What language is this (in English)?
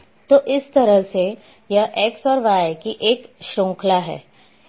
Hindi